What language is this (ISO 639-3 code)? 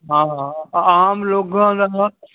pan